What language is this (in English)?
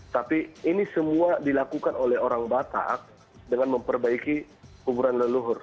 Indonesian